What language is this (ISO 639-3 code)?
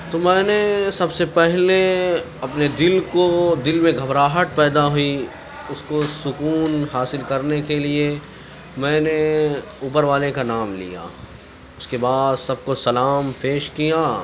urd